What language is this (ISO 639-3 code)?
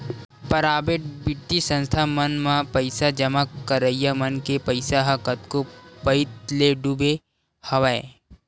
hne